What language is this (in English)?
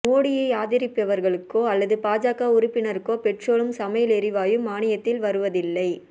Tamil